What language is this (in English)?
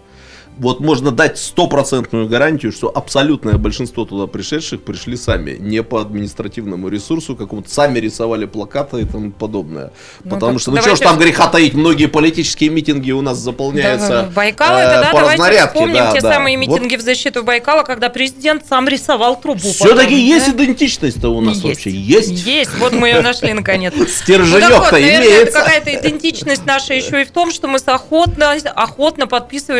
Russian